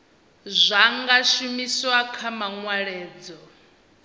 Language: Venda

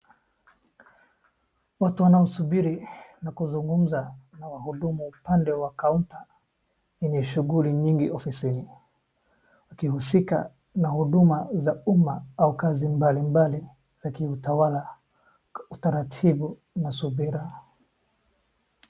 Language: Swahili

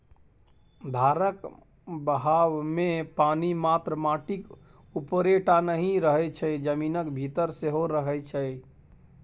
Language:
Maithili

